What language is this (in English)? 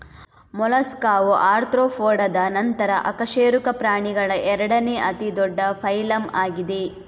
Kannada